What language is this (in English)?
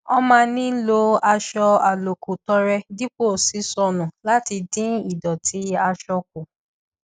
Yoruba